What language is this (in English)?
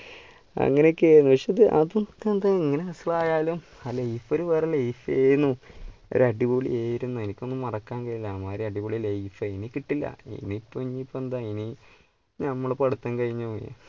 Malayalam